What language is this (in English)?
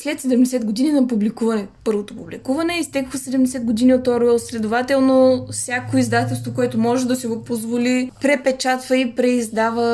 Bulgarian